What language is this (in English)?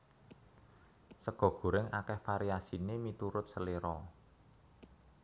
Javanese